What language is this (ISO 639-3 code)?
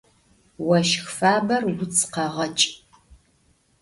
ady